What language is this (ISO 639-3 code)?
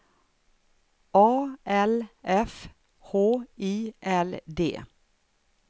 swe